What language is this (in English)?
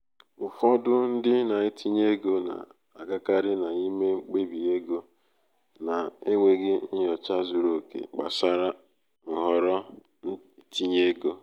Igbo